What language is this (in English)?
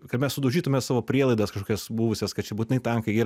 Lithuanian